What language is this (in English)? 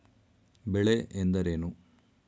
Kannada